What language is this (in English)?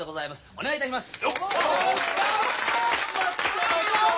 Japanese